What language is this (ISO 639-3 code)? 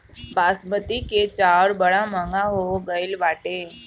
bho